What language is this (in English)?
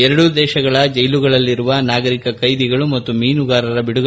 Kannada